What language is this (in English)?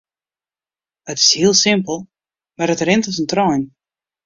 Western Frisian